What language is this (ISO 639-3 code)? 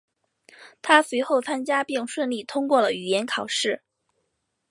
zho